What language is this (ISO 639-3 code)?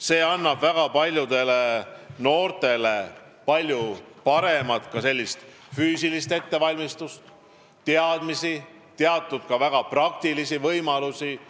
est